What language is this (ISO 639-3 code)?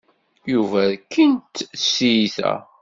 kab